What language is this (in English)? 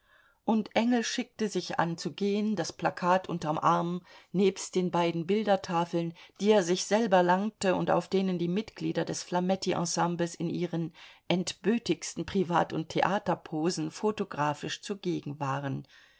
German